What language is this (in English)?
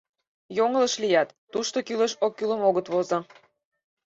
Mari